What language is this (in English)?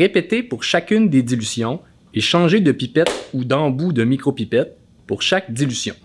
French